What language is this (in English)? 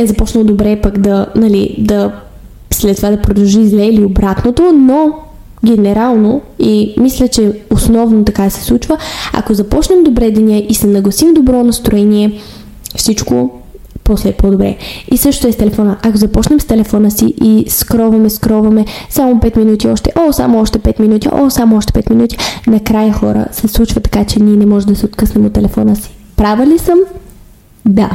Bulgarian